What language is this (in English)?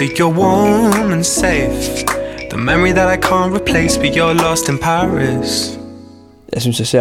Danish